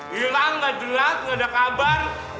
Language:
Indonesian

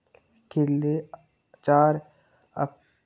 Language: Dogri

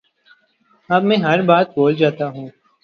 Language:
Urdu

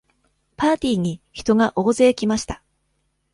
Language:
Japanese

